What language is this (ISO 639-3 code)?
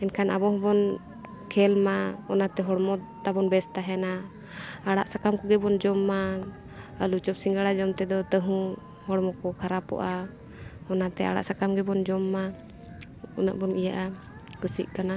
sat